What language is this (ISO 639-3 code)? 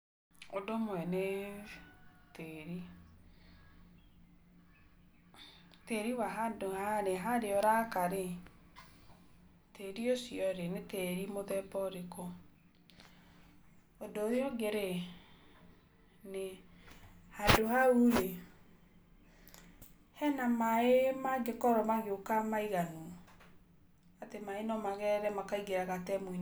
kik